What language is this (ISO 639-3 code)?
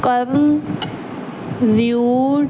pan